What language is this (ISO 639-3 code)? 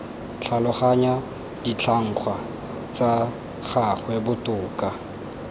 tsn